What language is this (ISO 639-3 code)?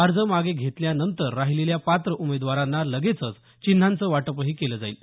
mar